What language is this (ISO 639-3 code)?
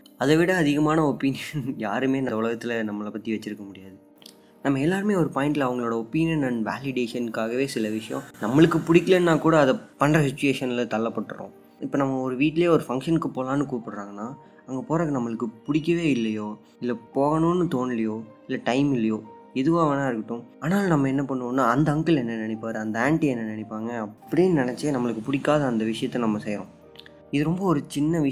tam